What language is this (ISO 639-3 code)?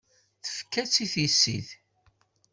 kab